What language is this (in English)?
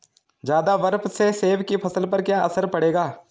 Hindi